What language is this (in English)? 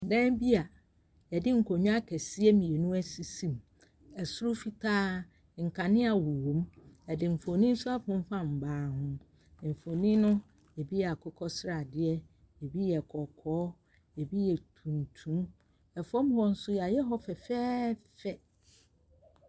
Akan